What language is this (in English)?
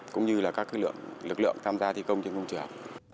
Vietnamese